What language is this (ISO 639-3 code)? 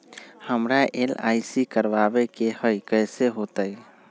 mag